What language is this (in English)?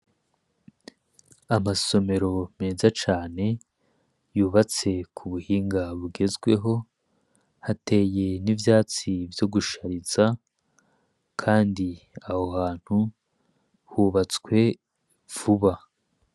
Rundi